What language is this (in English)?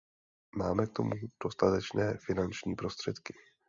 Czech